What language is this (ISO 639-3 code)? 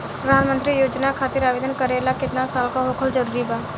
bho